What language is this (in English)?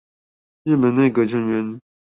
Chinese